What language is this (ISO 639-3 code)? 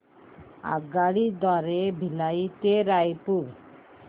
mar